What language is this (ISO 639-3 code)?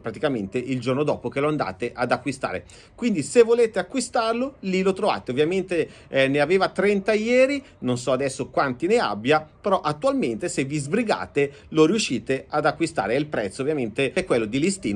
ita